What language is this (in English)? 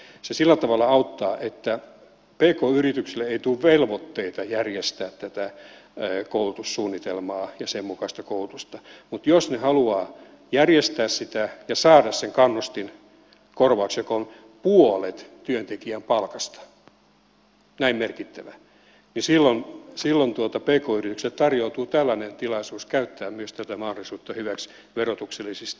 Finnish